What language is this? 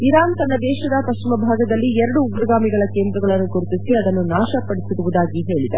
Kannada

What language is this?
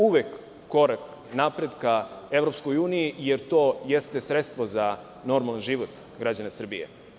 Serbian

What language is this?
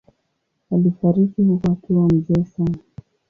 Swahili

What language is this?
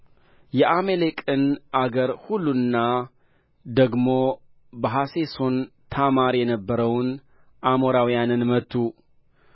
Amharic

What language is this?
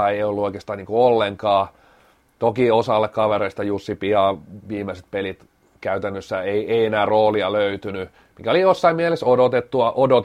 Finnish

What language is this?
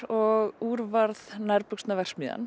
Icelandic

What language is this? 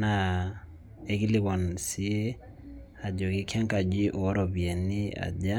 Masai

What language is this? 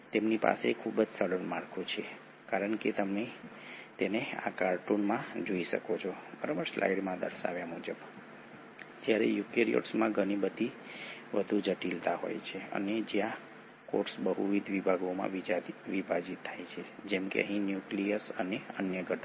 Gujarati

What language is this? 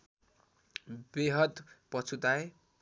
Nepali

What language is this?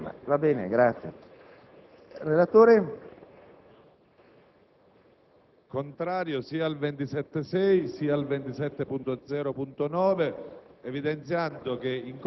Italian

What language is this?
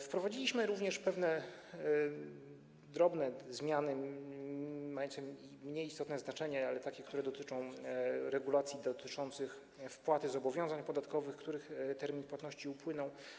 Polish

